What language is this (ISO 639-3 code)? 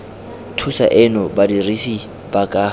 tsn